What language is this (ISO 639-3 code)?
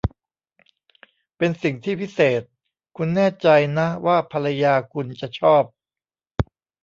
tha